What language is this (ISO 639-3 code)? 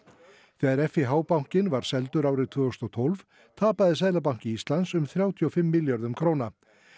isl